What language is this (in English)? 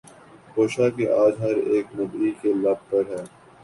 Urdu